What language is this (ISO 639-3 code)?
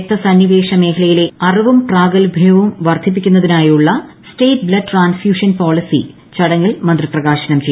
mal